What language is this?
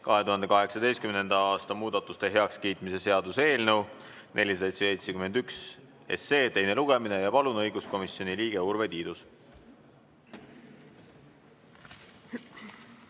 Estonian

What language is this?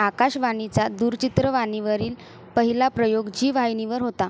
Marathi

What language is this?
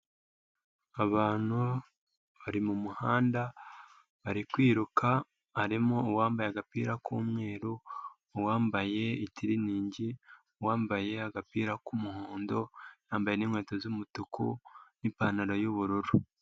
Kinyarwanda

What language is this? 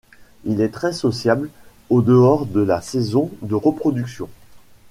French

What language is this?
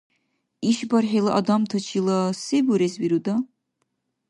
Dargwa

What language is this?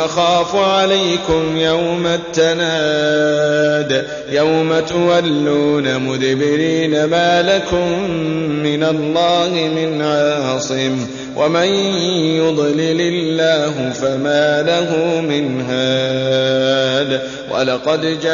Arabic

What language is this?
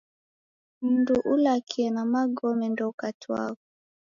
Taita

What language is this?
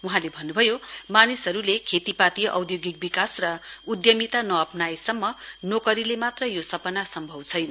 Nepali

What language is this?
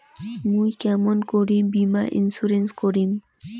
Bangla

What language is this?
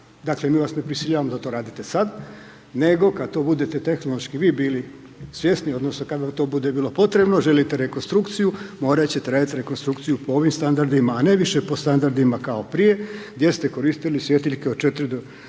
Croatian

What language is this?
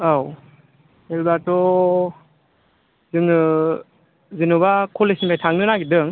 Bodo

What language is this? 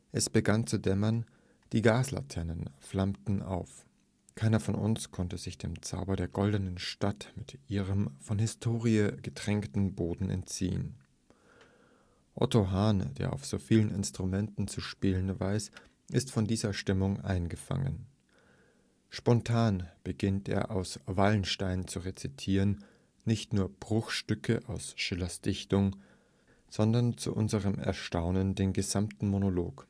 German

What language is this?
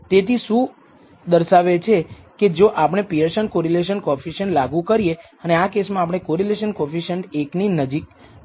Gujarati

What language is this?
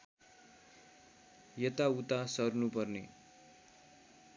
Nepali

